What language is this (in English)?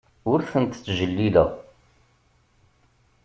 Kabyle